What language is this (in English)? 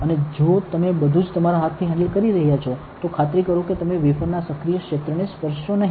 Gujarati